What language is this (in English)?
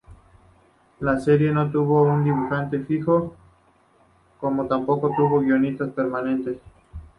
Spanish